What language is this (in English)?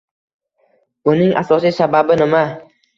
Uzbek